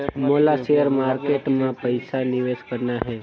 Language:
Chhattisgarhi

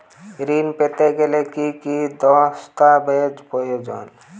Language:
Bangla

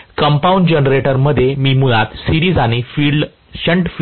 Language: Marathi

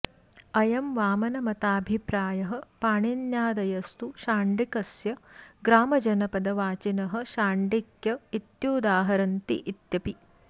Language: Sanskrit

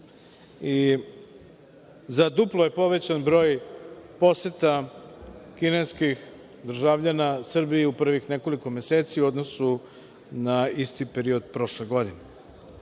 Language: Serbian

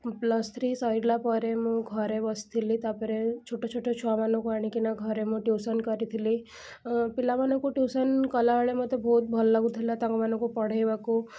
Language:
Odia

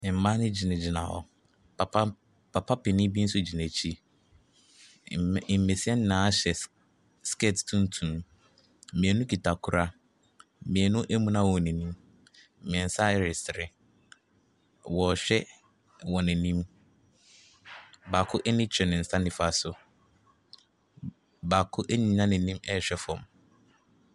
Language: Akan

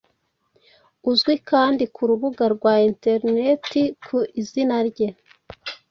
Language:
Kinyarwanda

